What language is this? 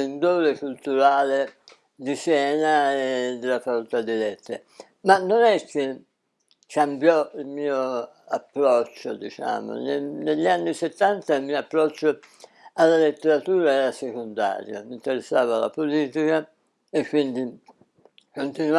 Italian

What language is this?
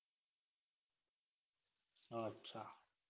Gujarati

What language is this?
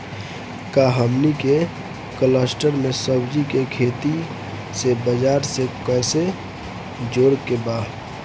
Bhojpuri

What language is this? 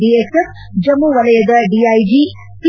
Kannada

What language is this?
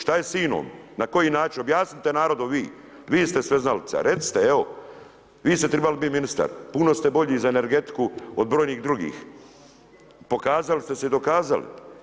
Croatian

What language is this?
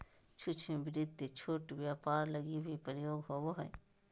Magahi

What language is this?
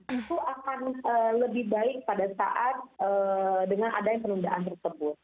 Indonesian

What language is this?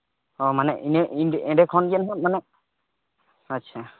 Santali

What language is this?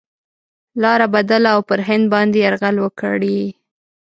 Pashto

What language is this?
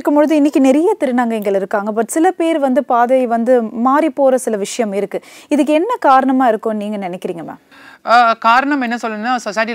Tamil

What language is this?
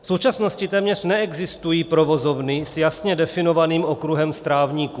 Czech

